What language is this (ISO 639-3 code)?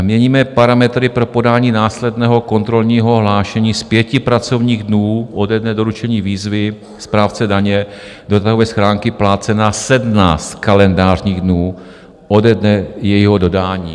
ces